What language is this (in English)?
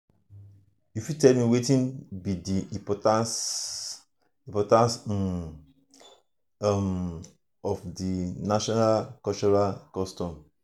Nigerian Pidgin